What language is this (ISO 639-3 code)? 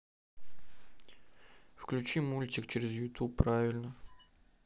rus